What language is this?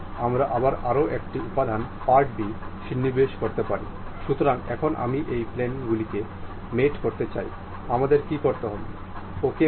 Bangla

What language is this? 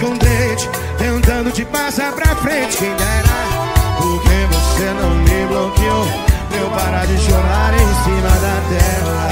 Portuguese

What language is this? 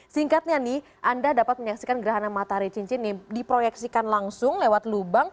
Indonesian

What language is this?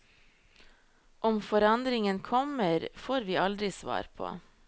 Norwegian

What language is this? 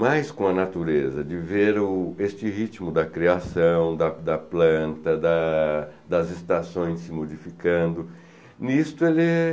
Portuguese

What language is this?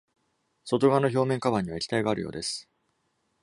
Japanese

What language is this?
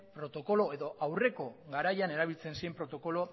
Basque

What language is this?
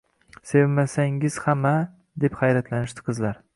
Uzbek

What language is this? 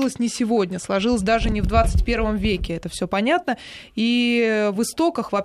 Russian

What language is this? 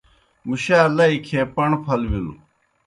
Kohistani Shina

